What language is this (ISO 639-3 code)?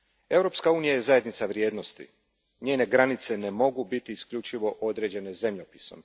hrv